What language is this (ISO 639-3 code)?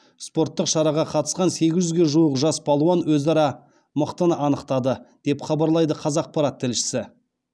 kaz